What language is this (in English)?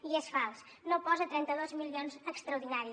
Catalan